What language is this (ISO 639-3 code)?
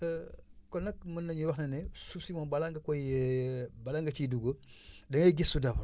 wol